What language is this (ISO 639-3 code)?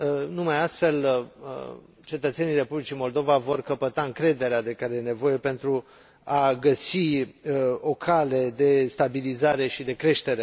ron